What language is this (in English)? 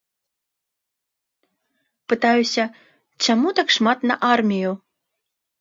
Belarusian